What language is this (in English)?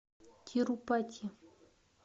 Russian